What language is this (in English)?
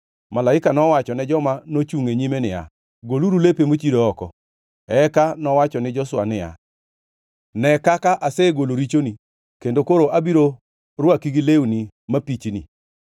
Luo (Kenya and Tanzania)